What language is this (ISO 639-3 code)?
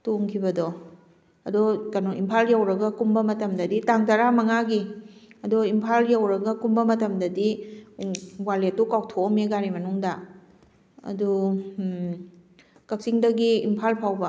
mni